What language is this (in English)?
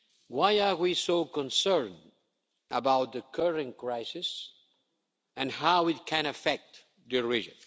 English